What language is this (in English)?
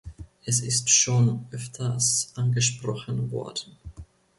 German